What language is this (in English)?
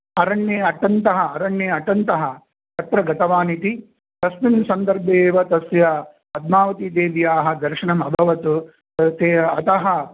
Sanskrit